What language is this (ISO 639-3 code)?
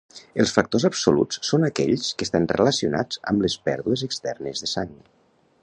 cat